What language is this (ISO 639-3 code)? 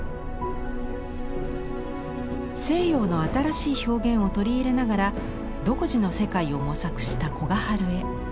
jpn